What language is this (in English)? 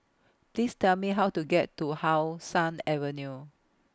English